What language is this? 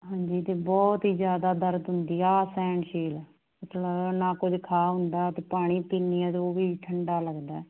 Punjabi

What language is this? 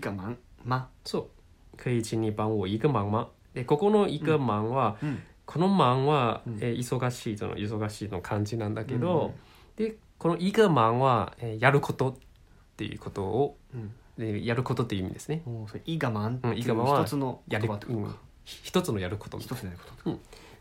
Japanese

